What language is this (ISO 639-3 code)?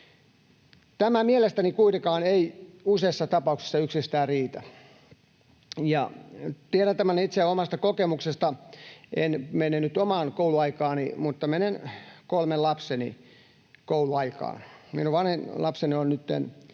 fin